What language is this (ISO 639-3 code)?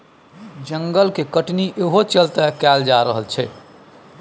mai